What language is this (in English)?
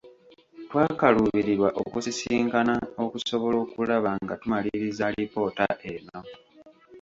Ganda